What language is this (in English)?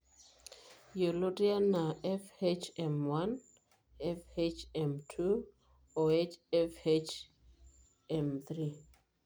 Masai